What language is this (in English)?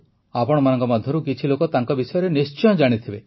Odia